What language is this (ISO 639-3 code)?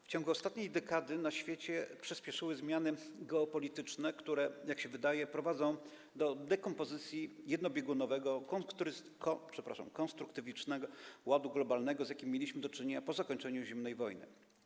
pol